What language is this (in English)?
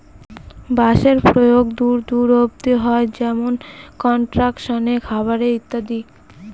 Bangla